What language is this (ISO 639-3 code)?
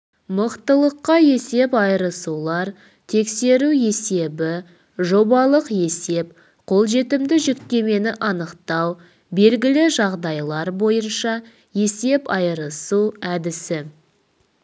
kaz